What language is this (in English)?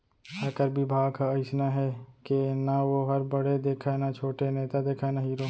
Chhattisgarhi